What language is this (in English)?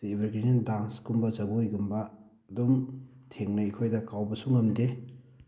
Manipuri